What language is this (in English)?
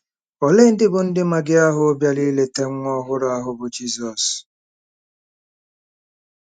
Igbo